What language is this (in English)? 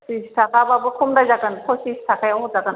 Bodo